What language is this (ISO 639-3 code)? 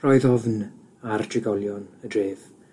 cym